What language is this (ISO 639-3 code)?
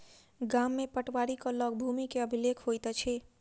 mai